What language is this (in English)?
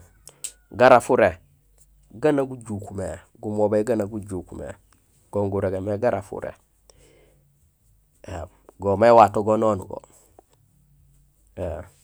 Gusilay